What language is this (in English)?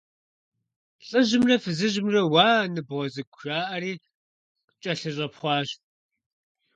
Kabardian